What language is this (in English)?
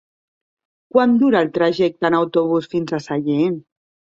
Catalan